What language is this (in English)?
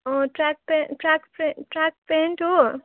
Nepali